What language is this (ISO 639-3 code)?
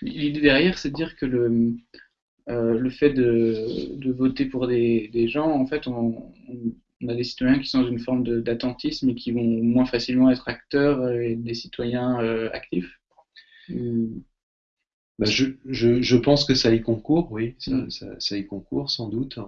fra